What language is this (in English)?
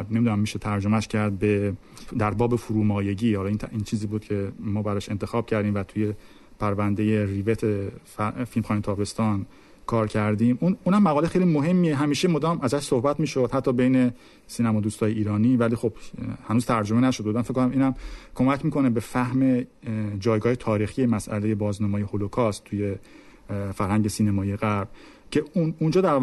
Persian